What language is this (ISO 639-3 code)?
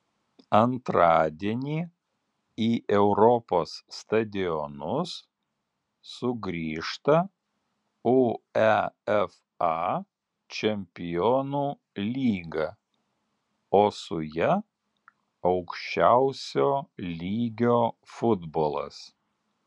lit